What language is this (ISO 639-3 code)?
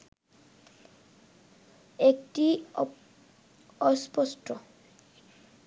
ben